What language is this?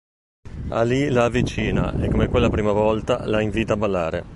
Italian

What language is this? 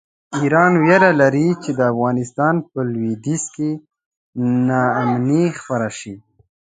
Pashto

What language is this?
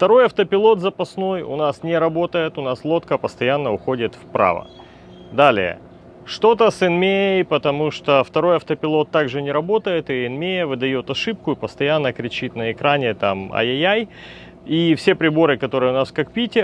Russian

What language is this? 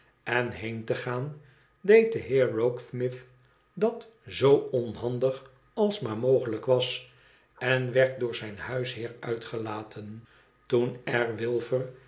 Dutch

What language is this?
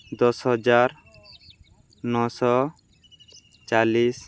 Odia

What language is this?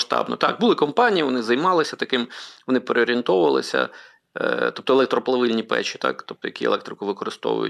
Ukrainian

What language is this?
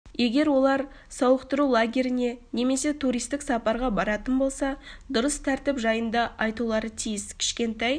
Kazakh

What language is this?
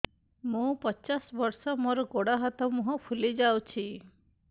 Odia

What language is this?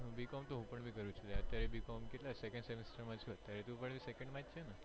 Gujarati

